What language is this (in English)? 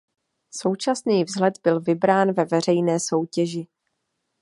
Czech